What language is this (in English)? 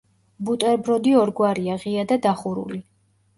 Georgian